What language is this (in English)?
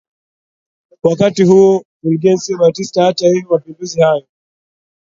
Swahili